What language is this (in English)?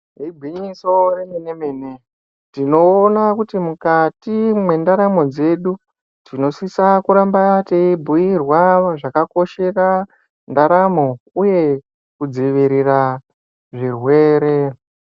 Ndau